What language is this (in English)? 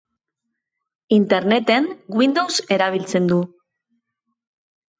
Basque